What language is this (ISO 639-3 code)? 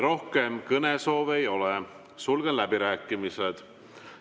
est